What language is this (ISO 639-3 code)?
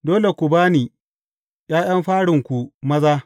hau